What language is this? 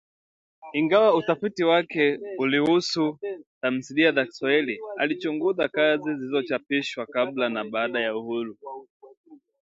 Swahili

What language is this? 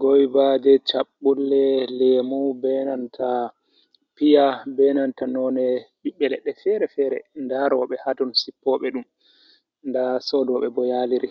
Fula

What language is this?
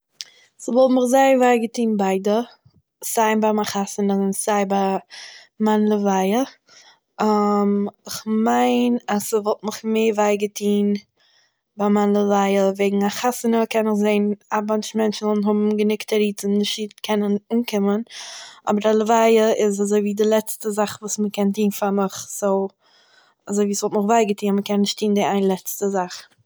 Yiddish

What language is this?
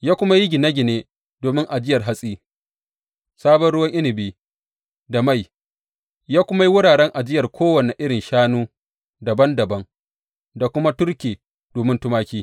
Hausa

